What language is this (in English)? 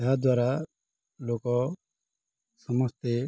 Odia